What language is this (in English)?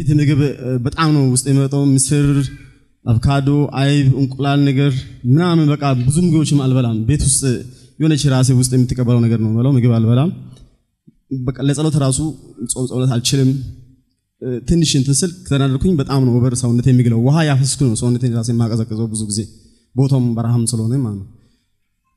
Turkish